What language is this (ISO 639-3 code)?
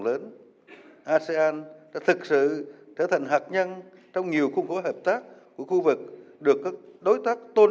vie